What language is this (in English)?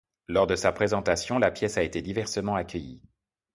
French